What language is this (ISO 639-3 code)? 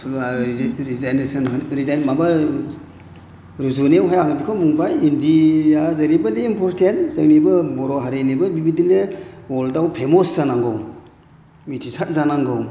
brx